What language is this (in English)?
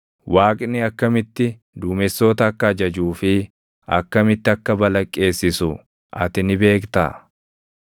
Oromo